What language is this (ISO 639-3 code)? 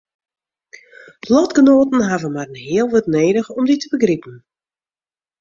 fry